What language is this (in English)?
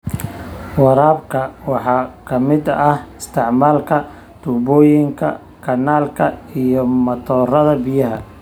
Somali